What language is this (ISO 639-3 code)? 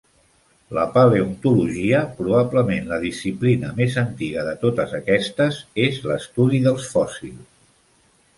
cat